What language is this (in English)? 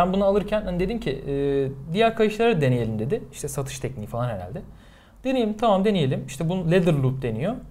Turkish